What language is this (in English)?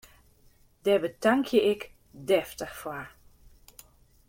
Western Frisian